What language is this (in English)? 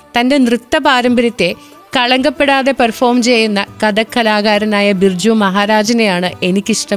Malayalam